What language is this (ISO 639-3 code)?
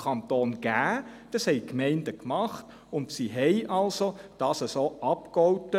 gsw